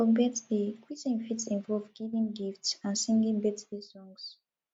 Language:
Nigerian Pidgin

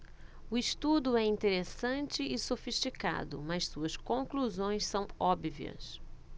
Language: Portuguese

